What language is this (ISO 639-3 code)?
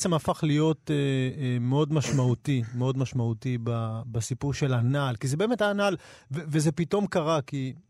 heb